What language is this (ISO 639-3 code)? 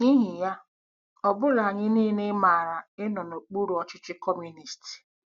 ibo